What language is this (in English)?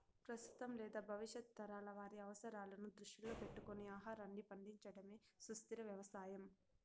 Telugu